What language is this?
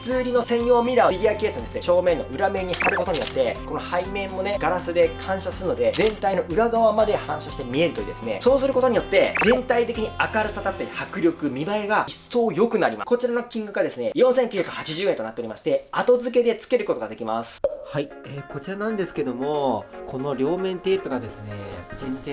Japanese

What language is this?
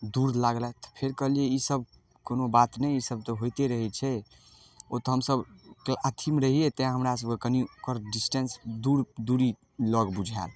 Maithili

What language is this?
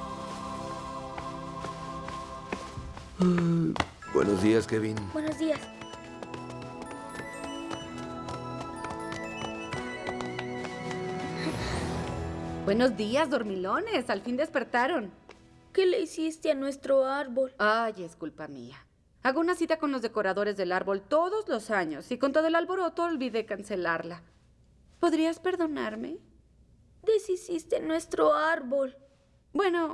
Spanish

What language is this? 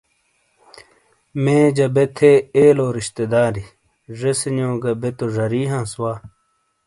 Shina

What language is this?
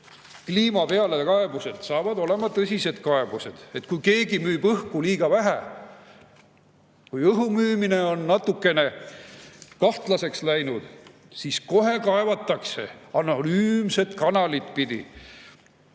Estonian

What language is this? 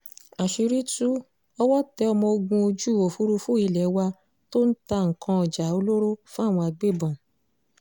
Yoruba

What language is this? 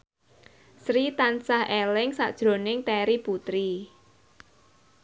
Javanese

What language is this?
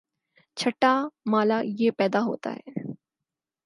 Urdu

